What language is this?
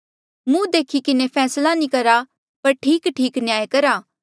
Mandeali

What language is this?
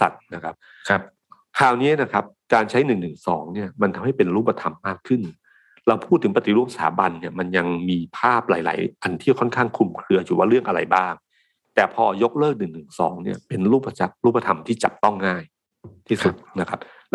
Thai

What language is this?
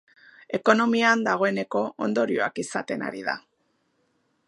Basque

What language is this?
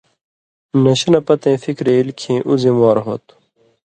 Indus Kohistani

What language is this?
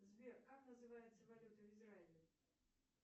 Russian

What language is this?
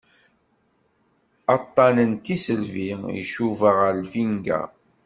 Kabyle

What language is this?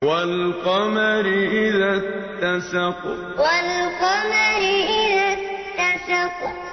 Arabic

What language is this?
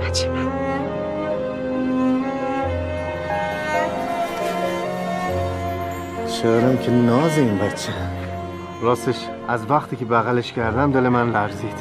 Persian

